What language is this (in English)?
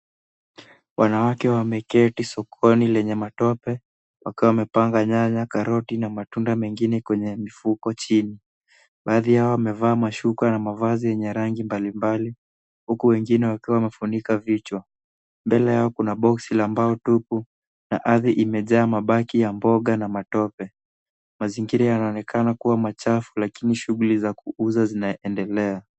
Swahili